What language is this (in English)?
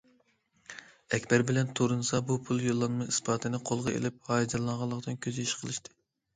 Uyghur